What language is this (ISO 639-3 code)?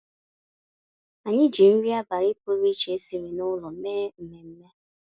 ibo